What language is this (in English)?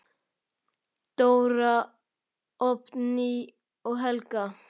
Icelandic